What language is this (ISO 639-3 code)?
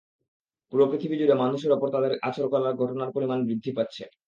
ben